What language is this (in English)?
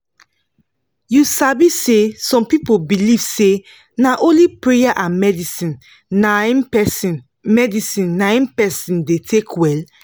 Nigerian Pidgin